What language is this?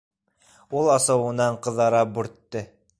Bashkir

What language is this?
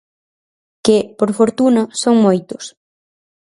Galician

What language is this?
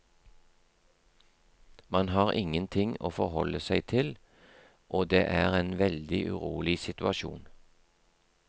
Norwegian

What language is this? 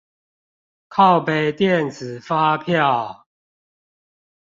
Chinese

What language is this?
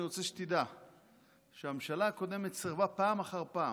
Hebrew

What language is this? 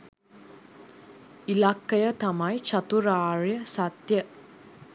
Sinhala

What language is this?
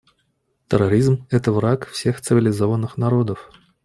Russian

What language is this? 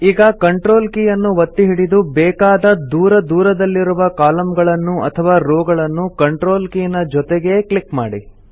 Kannada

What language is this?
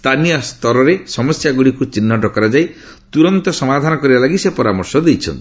Odia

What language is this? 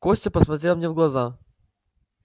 Russian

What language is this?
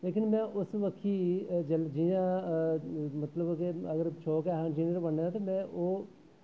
Dogri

